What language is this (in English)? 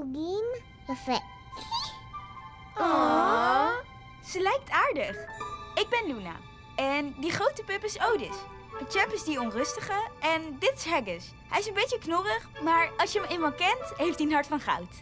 Dutch